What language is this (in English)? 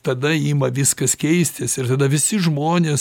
Lithuanian